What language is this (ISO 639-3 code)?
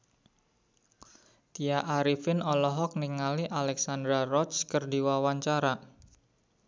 sun